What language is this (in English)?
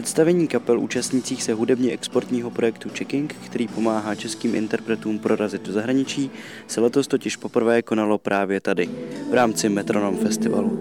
Czech